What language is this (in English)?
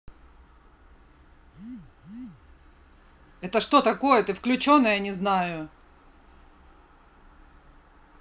Russian